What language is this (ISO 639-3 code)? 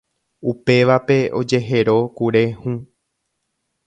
grn